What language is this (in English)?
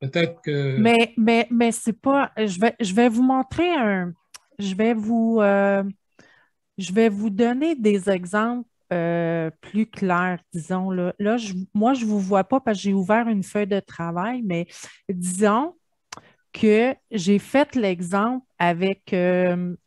French